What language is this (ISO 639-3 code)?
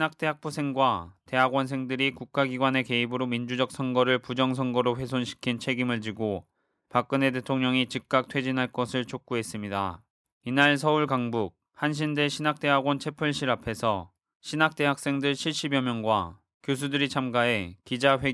kor